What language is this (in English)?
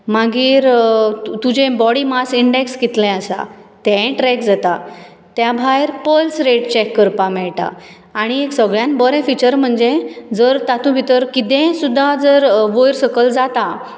Konkani